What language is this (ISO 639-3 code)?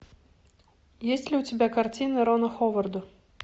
rus